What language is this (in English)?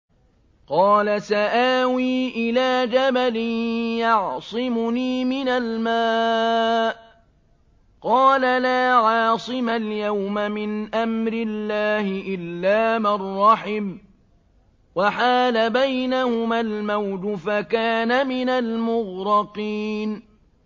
Arabic